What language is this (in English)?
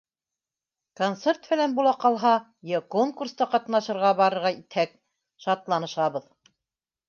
Bashkir